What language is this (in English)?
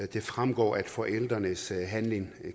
Danish